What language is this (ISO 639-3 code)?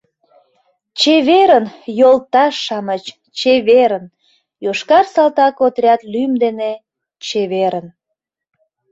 chm